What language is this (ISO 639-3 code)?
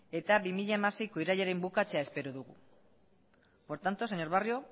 eus